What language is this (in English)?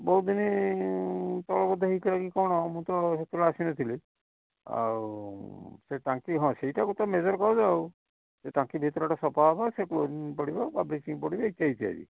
Odia